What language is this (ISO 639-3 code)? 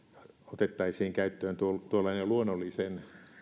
fin